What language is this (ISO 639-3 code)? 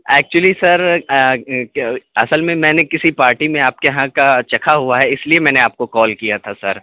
urd